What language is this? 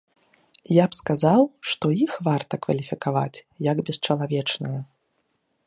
Belarusian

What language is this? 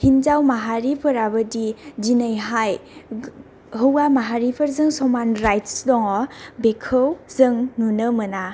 Bodo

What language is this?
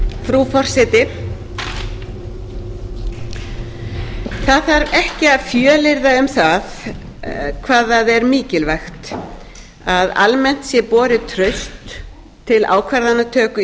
Icelandic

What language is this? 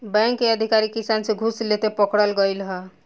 Bhojpuri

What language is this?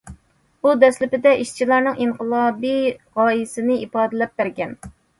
Uyghur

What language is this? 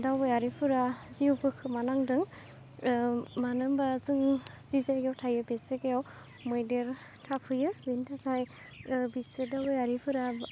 Bodo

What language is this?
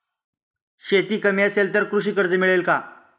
Marathi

